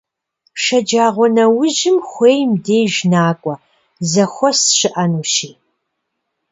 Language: Kabardian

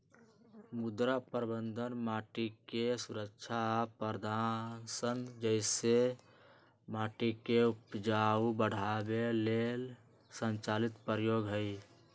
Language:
Magahi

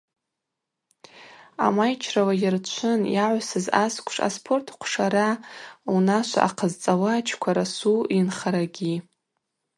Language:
Abaza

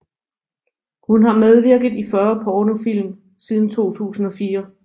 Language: Danish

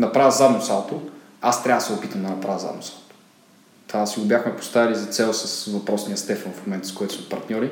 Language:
Bulgarian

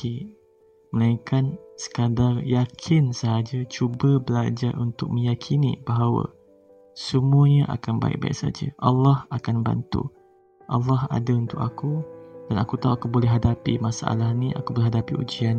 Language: Malay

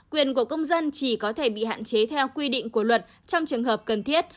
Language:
Vietnamese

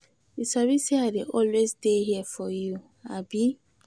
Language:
Nigerian Pidgin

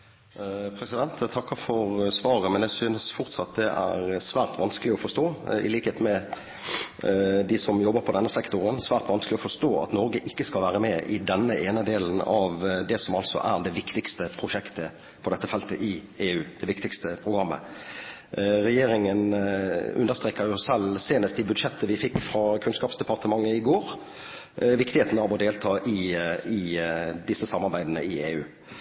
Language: Norwegian Bokmål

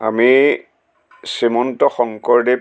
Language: Assamese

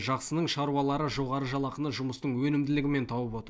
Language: Kazakh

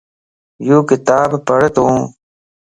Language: Lasi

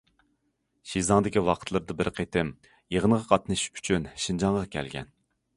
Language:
Uyghur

